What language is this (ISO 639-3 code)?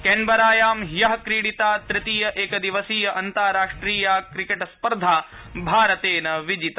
san